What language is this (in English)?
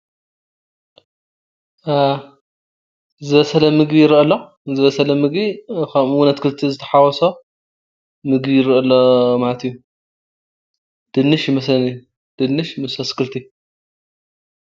Tigrinya